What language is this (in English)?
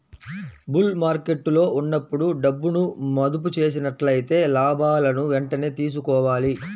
Telugu